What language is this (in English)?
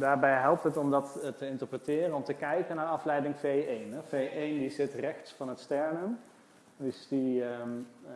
Dutch